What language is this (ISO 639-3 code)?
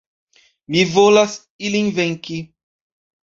epo